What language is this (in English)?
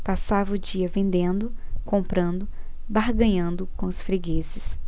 Portuguese